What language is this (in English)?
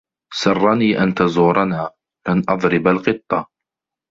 Arabic